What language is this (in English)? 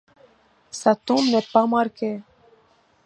French